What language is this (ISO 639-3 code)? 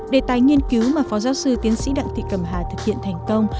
vie